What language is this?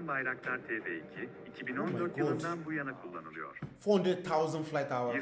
Turkish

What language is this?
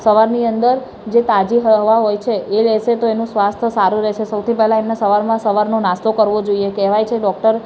Gujarati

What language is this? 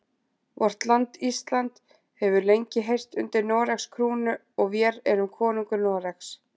Icelandic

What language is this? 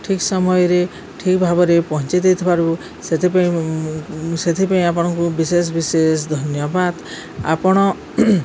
Odia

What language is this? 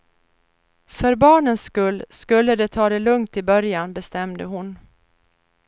Swedish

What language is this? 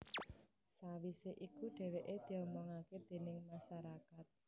Javanese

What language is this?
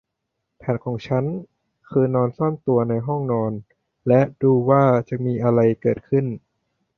Thai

